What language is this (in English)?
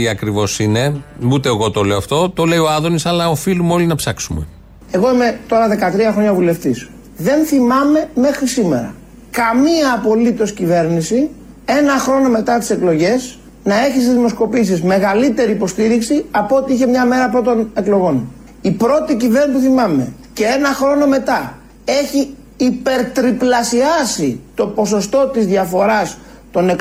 Greek